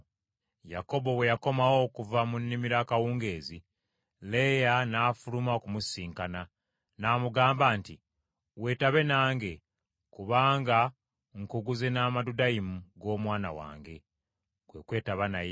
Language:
Ganda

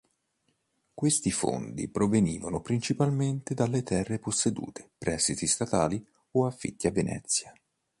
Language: Italian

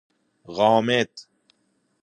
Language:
Persian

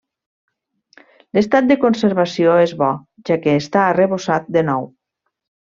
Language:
Catalan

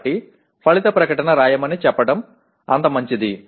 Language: Telugu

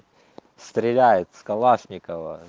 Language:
Russian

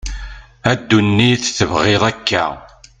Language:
Kabyle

